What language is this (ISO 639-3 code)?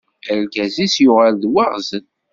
kab